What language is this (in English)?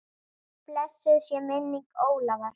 Icelandic